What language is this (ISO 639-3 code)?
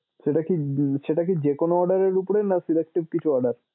ben